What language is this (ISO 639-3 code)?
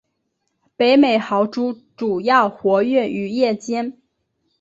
zho